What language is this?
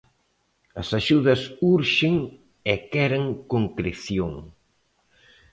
Galician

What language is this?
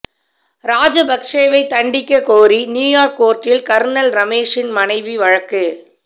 Tamil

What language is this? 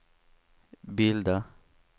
Swedish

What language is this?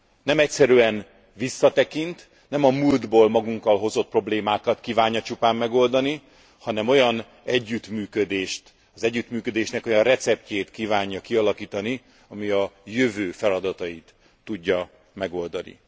Hungarian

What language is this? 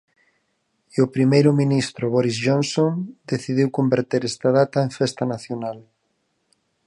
Galician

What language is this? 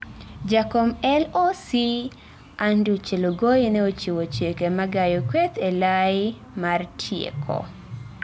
Luo (Kenya and Tanzania)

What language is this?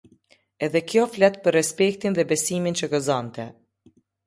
Albanian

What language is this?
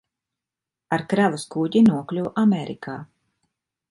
Latvian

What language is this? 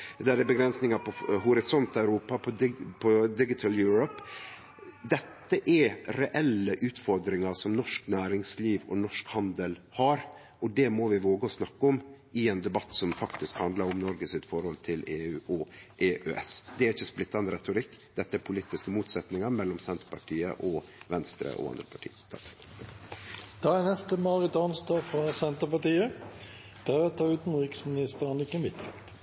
Norwegian Nynorsk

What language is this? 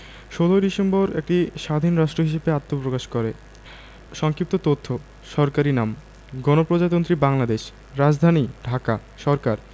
Bangla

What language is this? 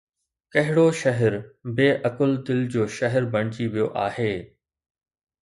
Sindhi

